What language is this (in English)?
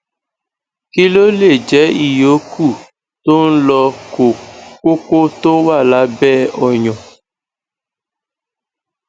Yoruba